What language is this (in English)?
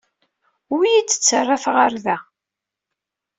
Kabyle